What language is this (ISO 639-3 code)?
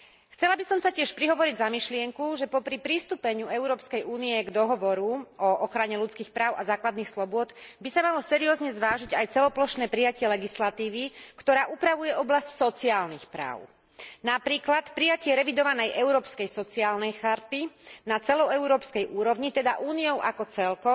slk